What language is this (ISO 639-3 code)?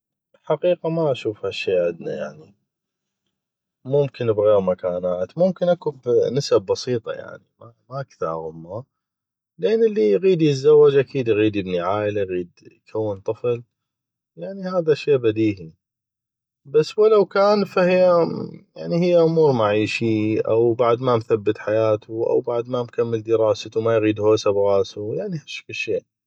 ayp